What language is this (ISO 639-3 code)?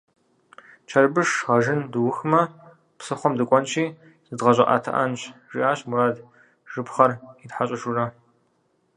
kbd